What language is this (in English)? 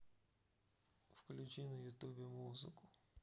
Russian